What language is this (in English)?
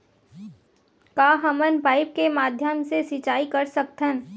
Chhattisgarhi